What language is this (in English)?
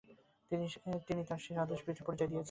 Bangla